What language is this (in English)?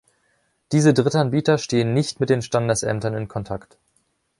German